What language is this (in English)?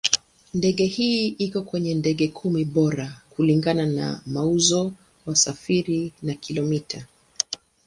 Swahili